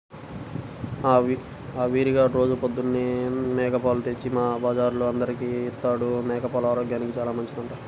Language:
Telugu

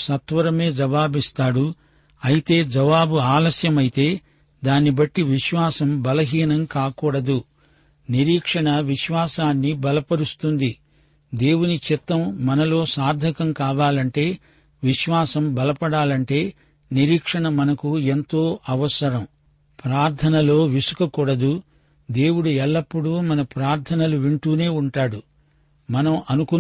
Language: Telugu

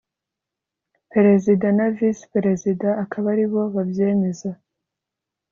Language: Kinyarwanda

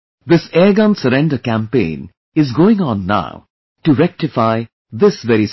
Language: English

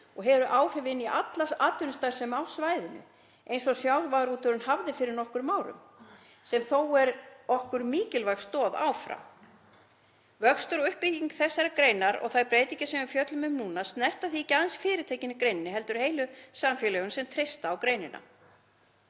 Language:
Icelandic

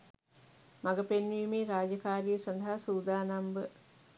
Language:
Sinhala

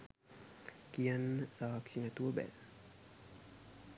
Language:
Sinhala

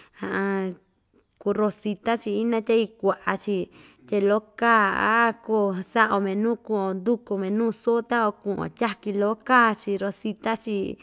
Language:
Ixtayutla Mixtec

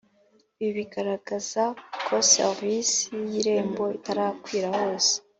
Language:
Kinyarwanda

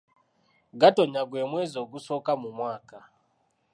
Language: Ganda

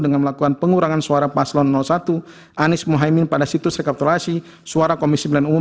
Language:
Indonesian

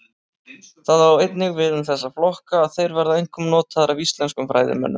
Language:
Icelandic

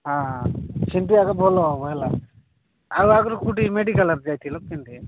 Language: Odia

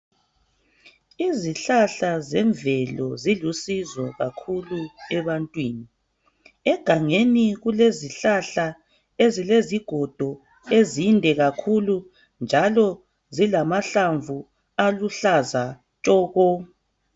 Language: North Ndebele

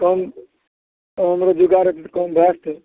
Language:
Maithili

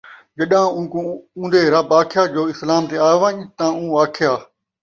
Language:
Saraiki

